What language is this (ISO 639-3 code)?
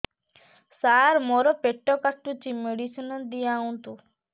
ori